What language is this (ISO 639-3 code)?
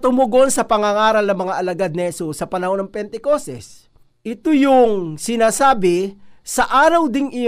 fil